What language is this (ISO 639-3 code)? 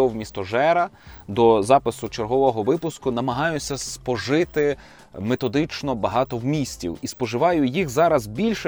ukr